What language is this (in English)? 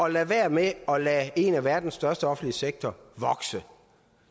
Danish